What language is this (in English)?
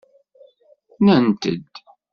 Kabyle